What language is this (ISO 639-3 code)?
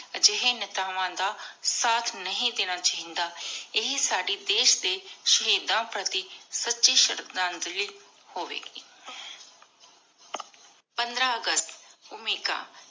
pan